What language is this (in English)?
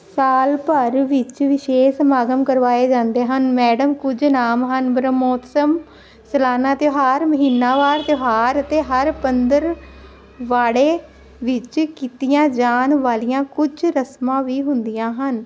Punjabi